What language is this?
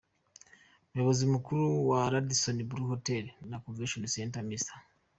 Kinyarwanda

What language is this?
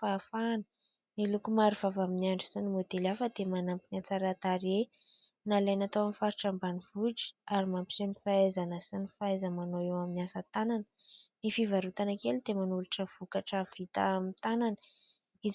Malagasy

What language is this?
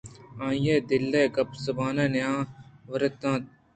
Eastern Balochi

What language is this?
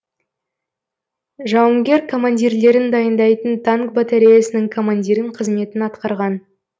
Kazakh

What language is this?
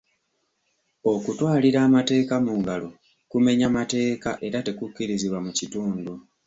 Ganda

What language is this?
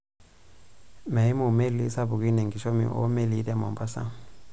Masai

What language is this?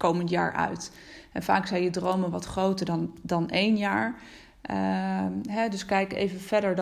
Dutch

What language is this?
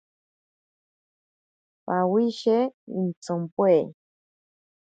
Ashéninka Perené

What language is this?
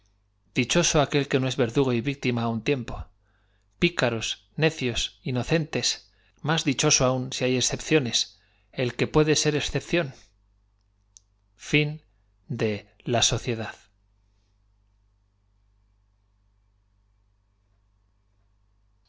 Spanish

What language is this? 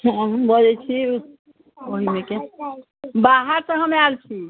Maithili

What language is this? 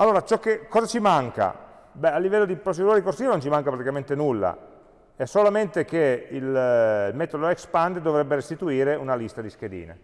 Italian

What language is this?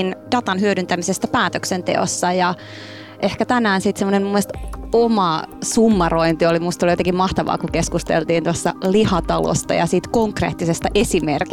Finnish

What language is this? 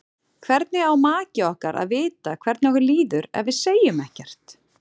Icelandic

